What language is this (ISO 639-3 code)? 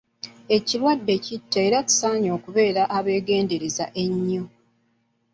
lug